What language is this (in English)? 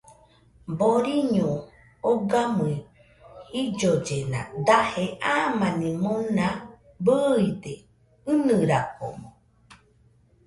Nüpode Huitoto